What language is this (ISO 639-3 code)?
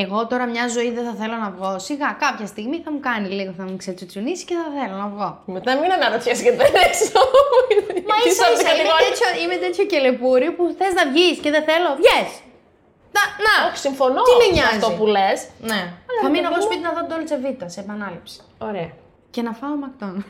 ell